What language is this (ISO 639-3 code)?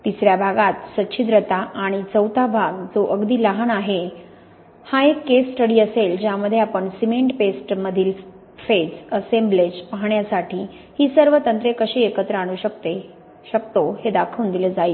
mar